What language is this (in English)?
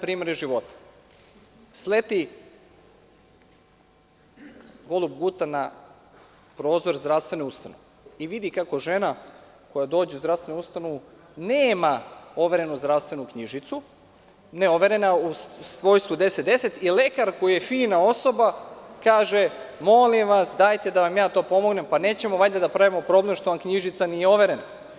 Serbian